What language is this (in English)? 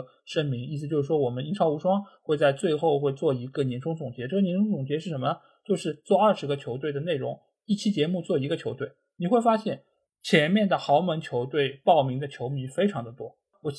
Chinese